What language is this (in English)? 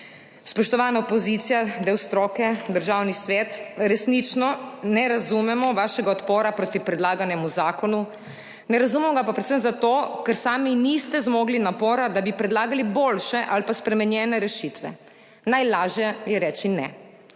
Slovenian